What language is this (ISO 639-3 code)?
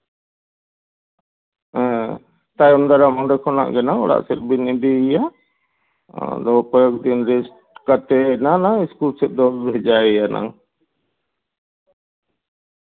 sat